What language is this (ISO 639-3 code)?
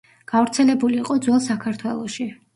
kat